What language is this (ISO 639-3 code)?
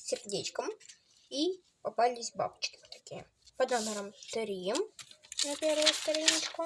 rus